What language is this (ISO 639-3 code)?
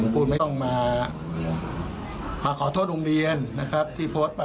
tha